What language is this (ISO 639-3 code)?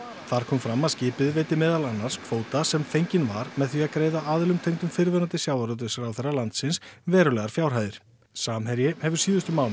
isl